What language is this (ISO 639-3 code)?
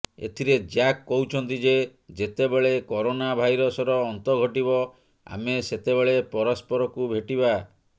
ori